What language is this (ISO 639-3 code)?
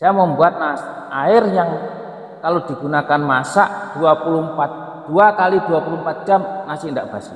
ind